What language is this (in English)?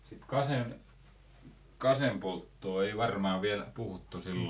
Finnish